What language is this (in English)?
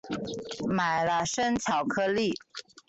Chinese